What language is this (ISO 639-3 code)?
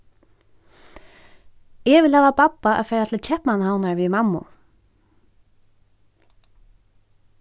fao